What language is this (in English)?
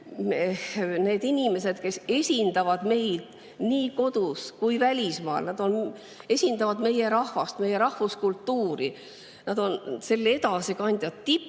Estonian